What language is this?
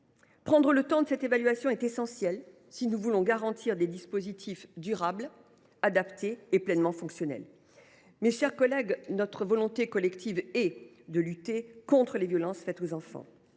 French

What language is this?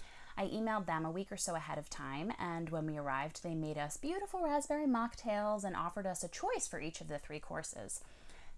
English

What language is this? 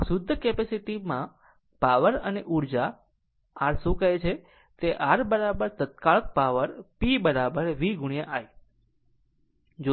Gujarati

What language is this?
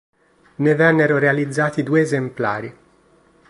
Italian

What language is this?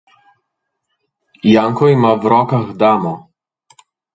Slovenian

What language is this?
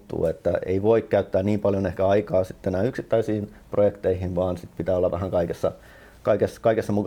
Finnish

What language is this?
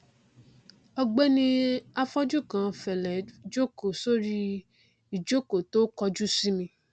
Yoruba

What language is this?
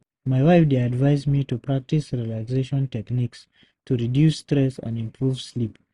Nigerian Pidgin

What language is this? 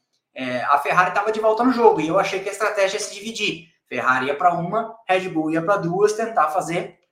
Portuguese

